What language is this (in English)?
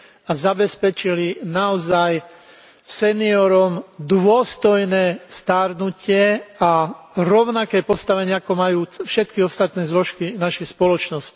Slovak